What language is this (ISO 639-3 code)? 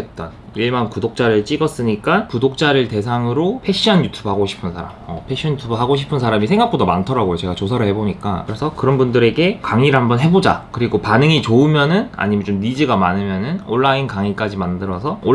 kor